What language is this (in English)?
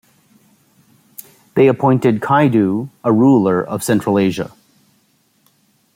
English